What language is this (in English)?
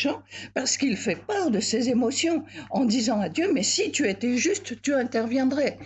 French